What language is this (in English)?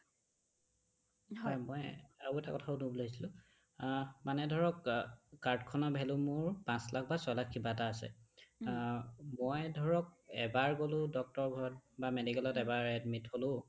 Assamese